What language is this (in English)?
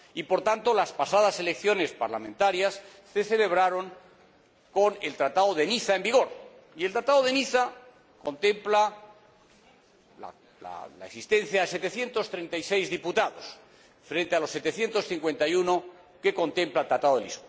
Spanish